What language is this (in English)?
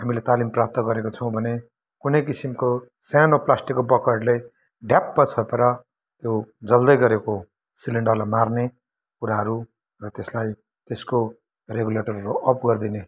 Nepali